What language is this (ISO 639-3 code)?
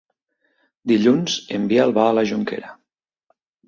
cat